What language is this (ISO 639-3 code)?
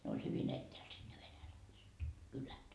fin